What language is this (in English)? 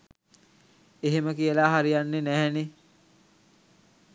Sinhala